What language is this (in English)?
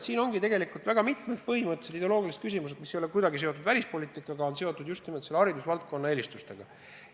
Estonian